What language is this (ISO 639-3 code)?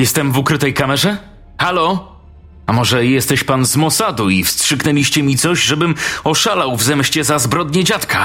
pol